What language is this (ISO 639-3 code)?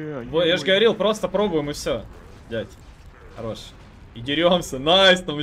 rus